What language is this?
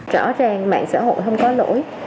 Vietnamese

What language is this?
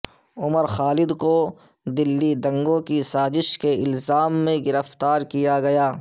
Urdu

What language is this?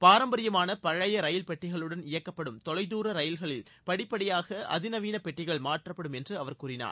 Tamil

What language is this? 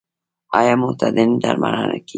Pashto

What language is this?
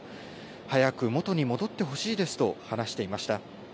Japanese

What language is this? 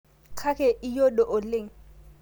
Masai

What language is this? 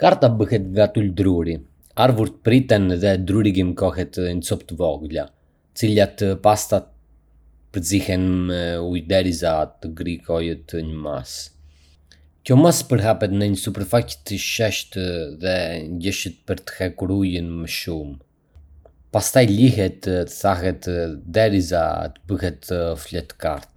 Arbëreshë Albanian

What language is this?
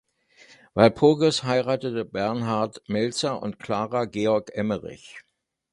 German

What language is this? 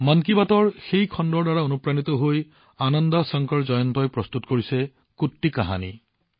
Assamese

